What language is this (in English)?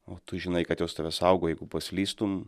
Lithuanian